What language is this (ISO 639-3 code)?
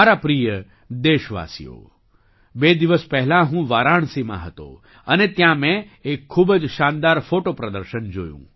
guj